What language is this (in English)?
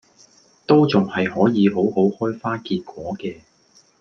Cantonese